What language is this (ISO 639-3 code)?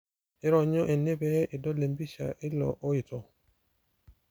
mas